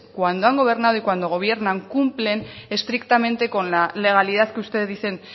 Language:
Spanish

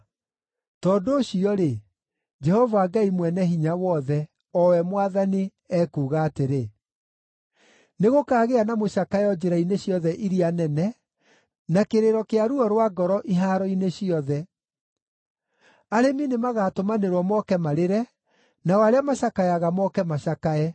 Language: Kikuyu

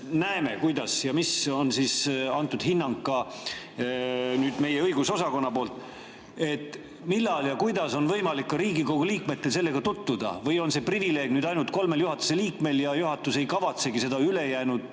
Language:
Estonian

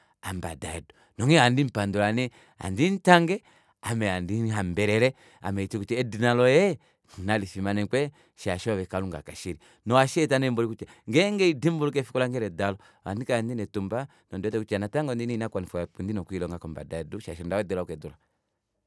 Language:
Kuanyama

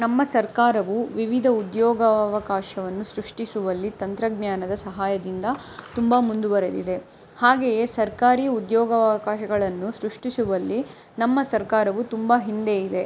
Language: Kannada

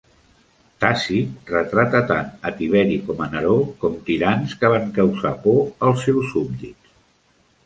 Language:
Catalan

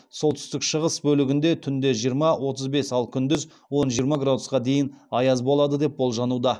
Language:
Kazakh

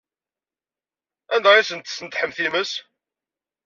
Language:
Kabyle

